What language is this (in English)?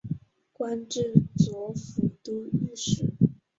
Chinese